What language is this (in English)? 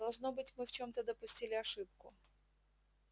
Russian